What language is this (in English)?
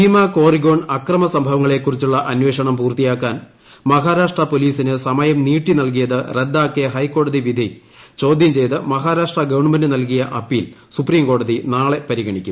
Malayalam